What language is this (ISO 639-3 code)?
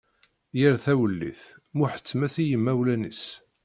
kab